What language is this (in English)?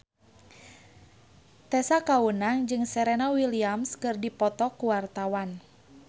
Sundanese